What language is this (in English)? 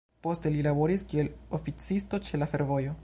Esperanto